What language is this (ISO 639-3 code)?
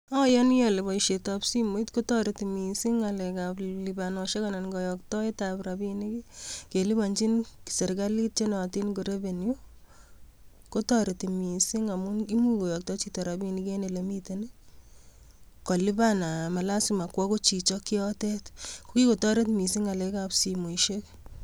kln